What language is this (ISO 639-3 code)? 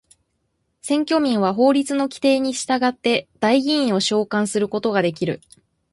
jpn